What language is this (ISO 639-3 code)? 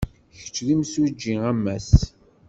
kab